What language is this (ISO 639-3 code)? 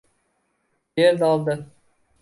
uzb